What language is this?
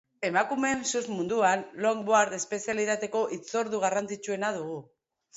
Basque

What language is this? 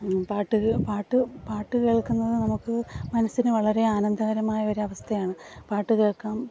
Malayalam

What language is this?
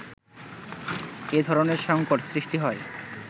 Bangla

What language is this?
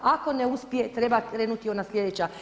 Croatian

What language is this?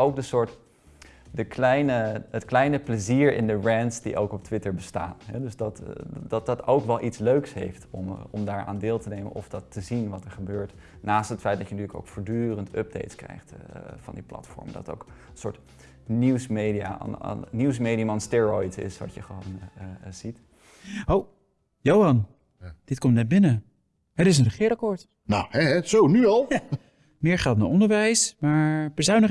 Dutch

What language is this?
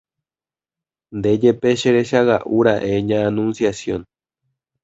Guarani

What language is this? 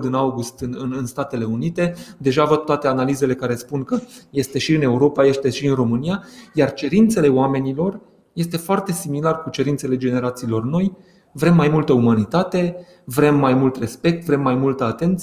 Romanian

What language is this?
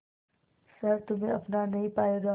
Hindi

